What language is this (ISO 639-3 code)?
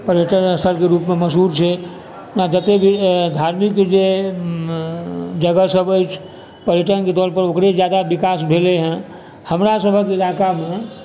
mai